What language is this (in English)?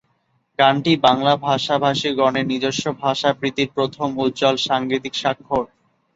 Bangla